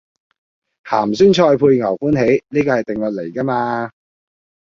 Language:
Cantonese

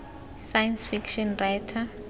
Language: Tswana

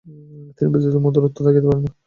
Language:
Bangla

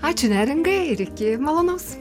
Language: Lithuanian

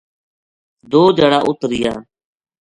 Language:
Gujari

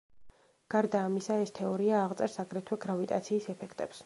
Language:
Georgian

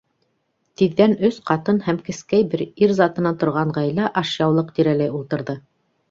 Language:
Bashkir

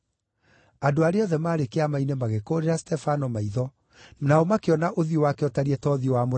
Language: Kikuyu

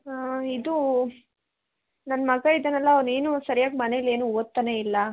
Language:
Kannada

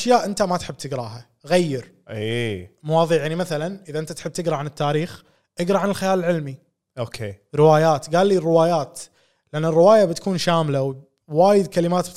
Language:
Arabic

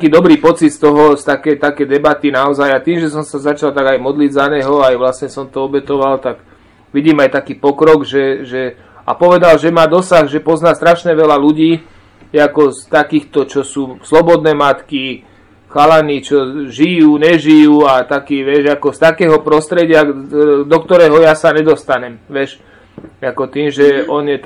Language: Slovak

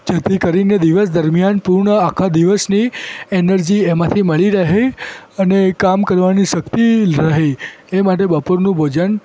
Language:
Gujarati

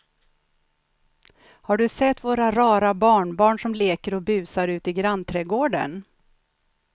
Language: Swedish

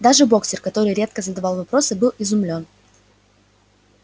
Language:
Russian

